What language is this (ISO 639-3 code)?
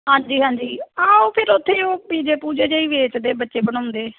pan